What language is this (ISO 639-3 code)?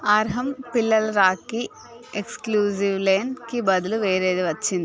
tel